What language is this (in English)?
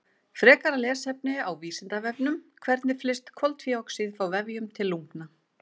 Icelandic